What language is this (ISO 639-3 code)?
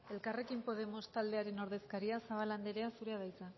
eus